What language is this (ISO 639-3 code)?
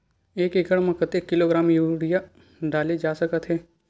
hne